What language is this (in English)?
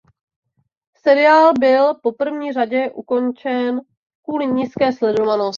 Czech